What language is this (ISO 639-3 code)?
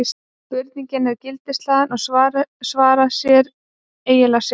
isl